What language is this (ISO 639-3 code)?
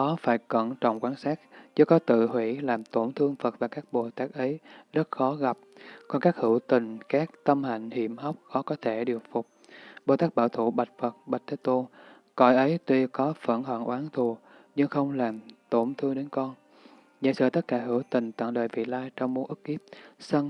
vie